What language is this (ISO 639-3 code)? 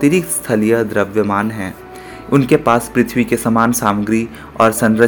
hin